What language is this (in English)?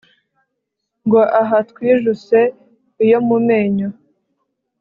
Kinyarwanda